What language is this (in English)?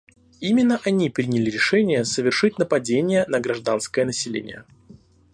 Russian